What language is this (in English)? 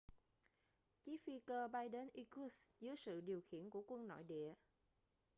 Vietnamese